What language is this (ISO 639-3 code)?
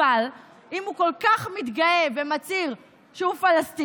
heb